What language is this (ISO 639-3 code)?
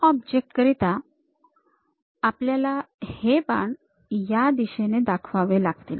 mar